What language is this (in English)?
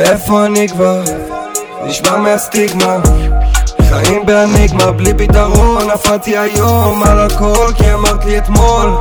Hebrew